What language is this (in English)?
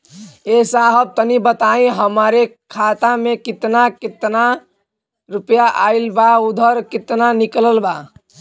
Bhojpuri